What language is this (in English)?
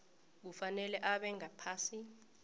South Ndebele